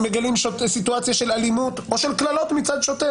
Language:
Hebrew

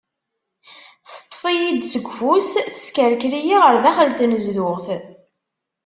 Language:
Kabyle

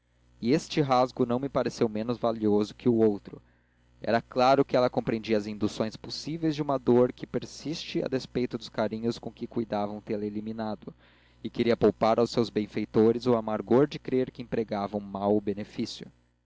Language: Portuguese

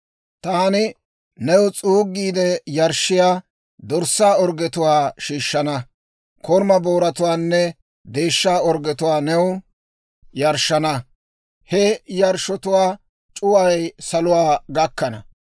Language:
Dawro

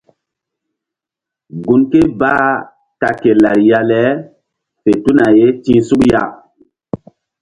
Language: Mbum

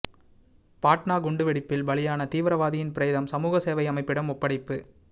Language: Tamil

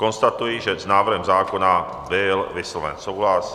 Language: Czech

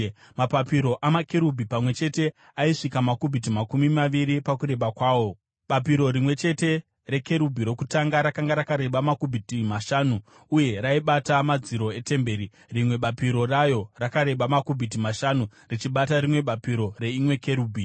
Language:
Shona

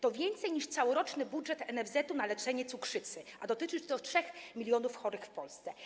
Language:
Polish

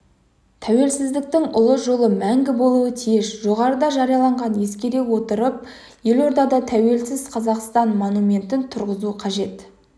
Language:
Kazakh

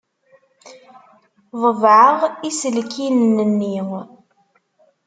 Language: Kabyle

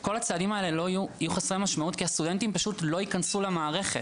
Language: Hebrew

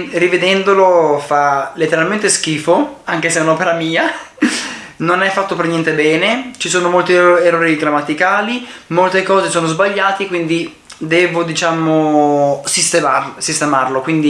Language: Italian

